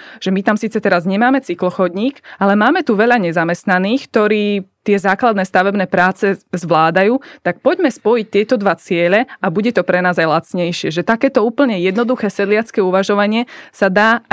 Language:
Slovak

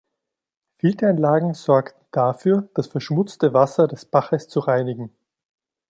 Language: German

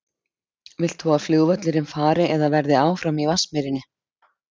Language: Icelandic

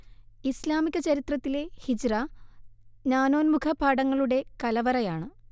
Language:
Malayalam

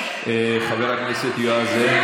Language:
Hebrew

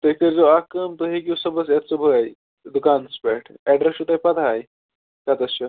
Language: Kashmiri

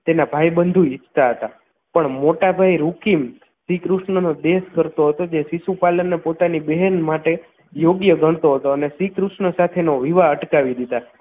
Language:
Gujarati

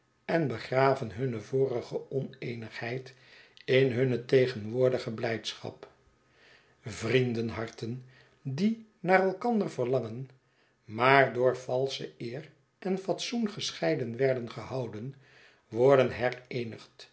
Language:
Dutch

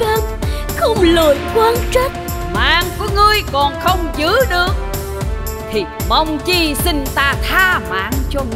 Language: Vietnamese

